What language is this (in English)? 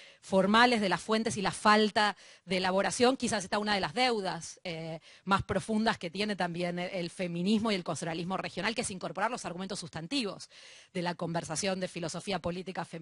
Spanish